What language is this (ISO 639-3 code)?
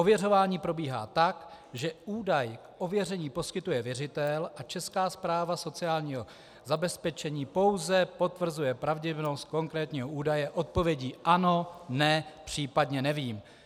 ces